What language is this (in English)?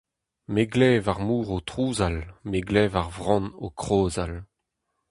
Breton